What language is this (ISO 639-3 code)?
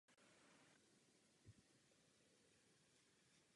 ces